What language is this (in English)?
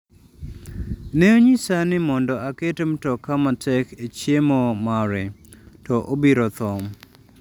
Luo (Kenya and Tanzania)